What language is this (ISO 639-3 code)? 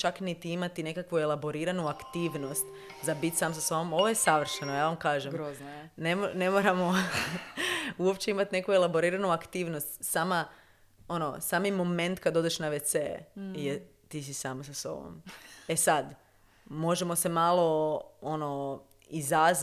hrv